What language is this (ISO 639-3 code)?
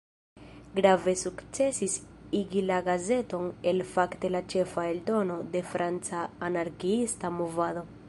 epo